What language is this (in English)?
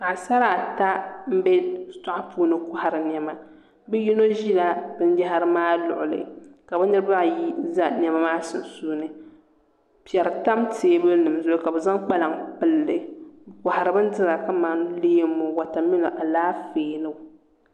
Dagbani